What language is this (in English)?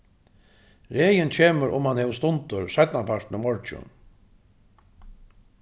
Faroese